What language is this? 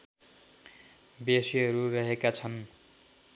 Nepali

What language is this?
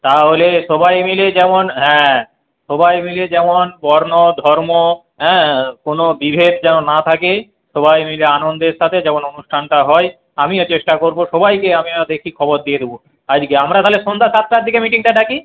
Bangla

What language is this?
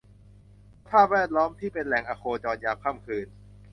Thai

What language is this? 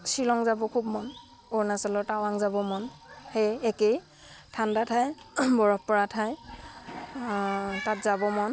Assamese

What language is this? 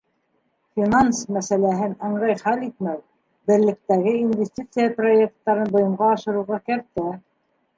Bashkir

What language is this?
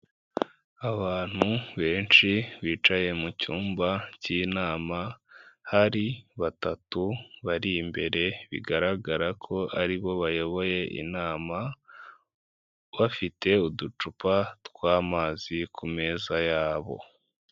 Kinyarwanda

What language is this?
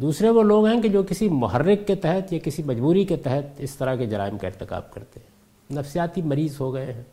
Urdu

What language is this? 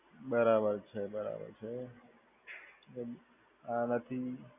Gujarati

